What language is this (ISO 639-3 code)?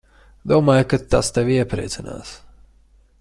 lav